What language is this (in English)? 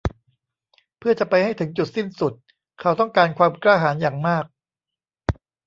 Thai